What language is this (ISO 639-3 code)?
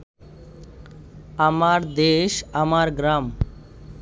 ben